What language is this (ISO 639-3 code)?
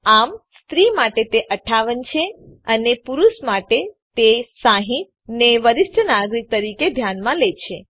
guj